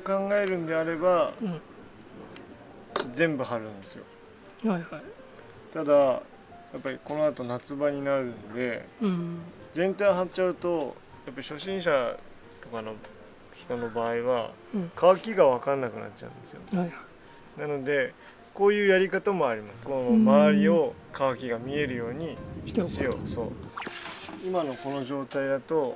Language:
Japanese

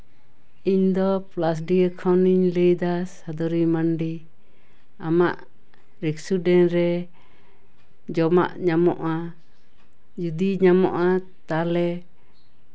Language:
Santali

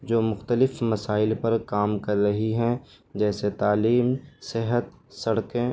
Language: Urdu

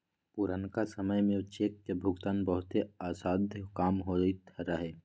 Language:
Magahi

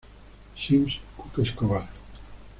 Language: Spanish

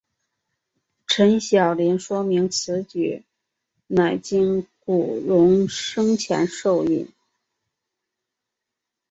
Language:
Chinese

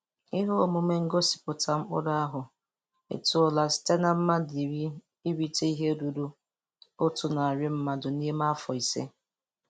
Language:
Igbo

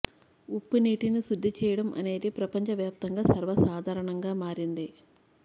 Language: Telugu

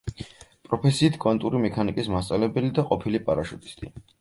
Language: Georgian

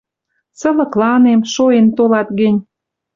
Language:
Western Mari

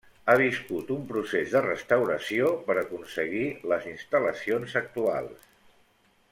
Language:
Catalan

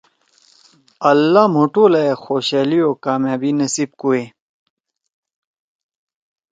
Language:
Torwali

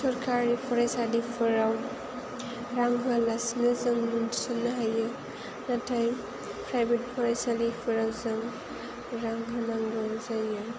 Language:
Bodo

